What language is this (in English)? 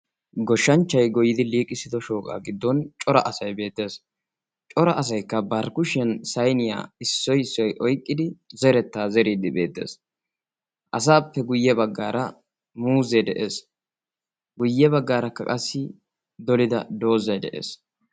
Wolaytta